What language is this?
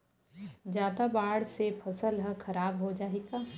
Chhattisgarhi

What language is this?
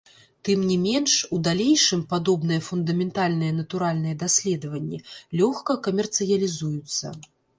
Belarusian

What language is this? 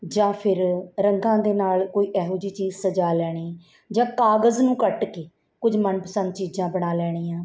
Punjabi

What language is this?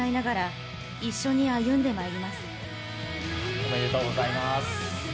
Japanese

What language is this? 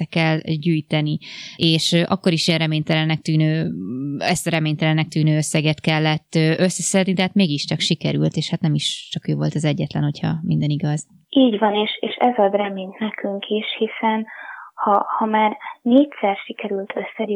Hungarian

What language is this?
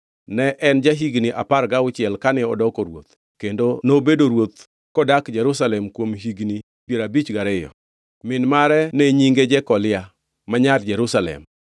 Luo (Kenya and Tanzania)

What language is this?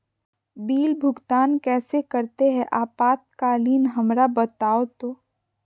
Magahi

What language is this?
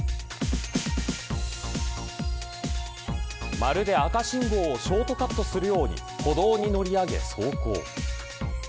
Japanese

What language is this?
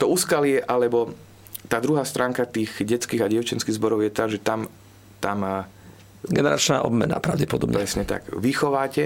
Slovak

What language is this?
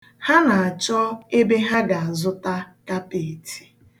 Igbo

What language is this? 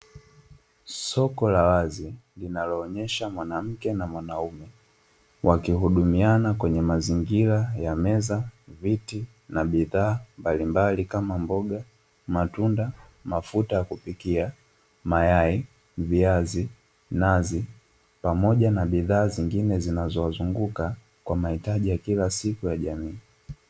Swahili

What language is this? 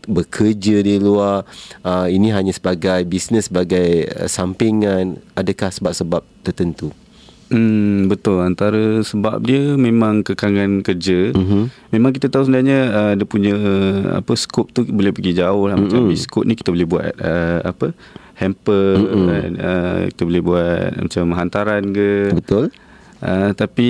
Malay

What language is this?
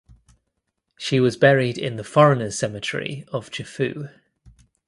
English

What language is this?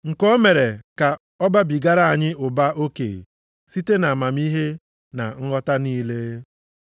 Igbo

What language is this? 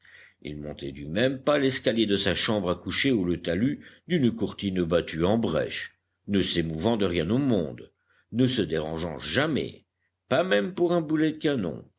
French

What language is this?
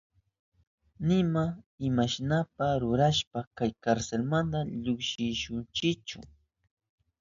Southern Pastaza Quechua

